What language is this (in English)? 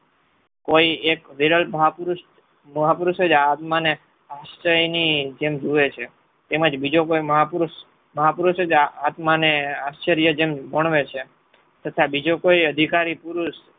Gujarati